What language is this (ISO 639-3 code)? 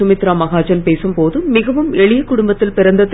tam